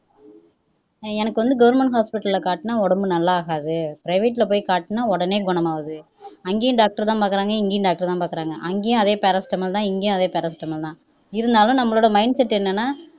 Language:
Tamil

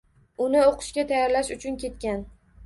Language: Uzbek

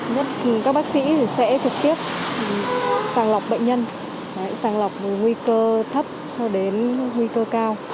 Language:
Vietnamese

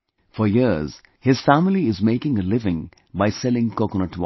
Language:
English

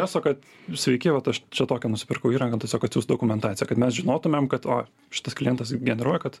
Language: Lithuanian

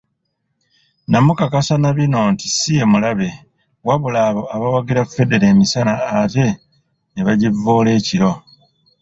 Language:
Ganda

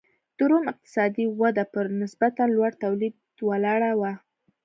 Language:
Pashto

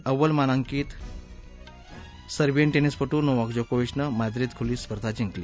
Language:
Marathi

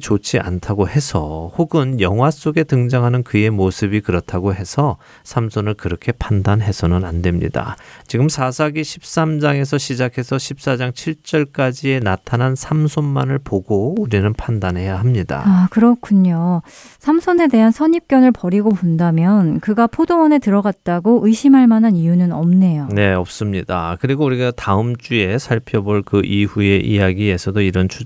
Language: Korean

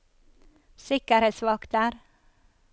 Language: Norwegian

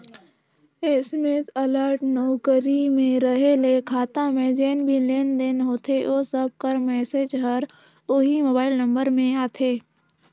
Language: Chhattisgarhi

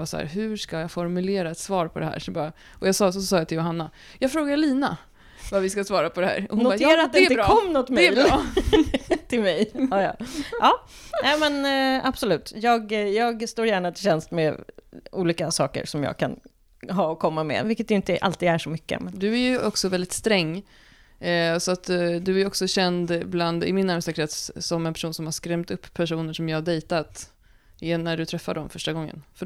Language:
Swedish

